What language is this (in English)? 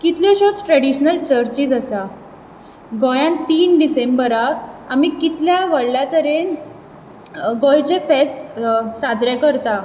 Konkani